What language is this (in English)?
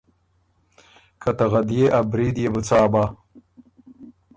Ormuri